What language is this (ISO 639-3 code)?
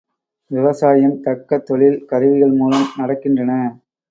tam